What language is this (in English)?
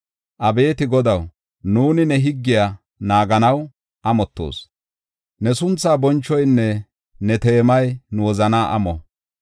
Gofa